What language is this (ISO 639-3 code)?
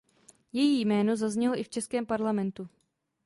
ces